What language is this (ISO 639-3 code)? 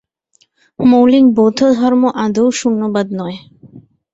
ben